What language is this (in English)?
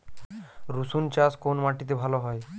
Bangla